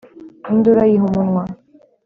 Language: Kinyarwanda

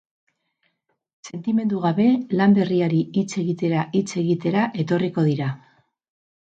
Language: Basque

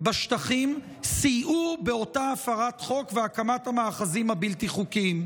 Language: Hebrew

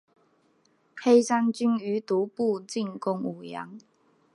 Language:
Chinese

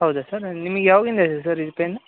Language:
Kannada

